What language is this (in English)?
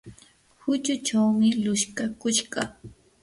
Yanahuanca Pasco Quechua